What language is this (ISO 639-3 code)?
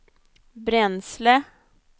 swe